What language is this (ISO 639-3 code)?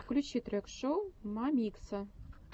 rus